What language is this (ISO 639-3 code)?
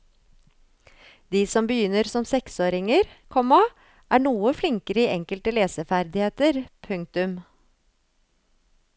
nor